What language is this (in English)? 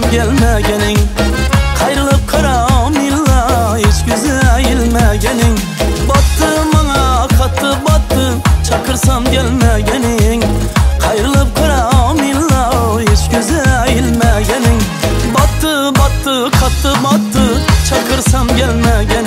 Turkish